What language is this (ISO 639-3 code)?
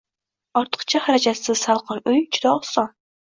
uzb